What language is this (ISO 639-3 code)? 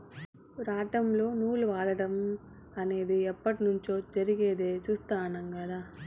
tel